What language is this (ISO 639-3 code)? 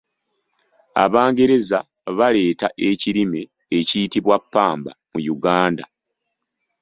lug